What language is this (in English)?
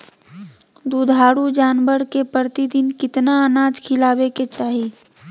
Magahi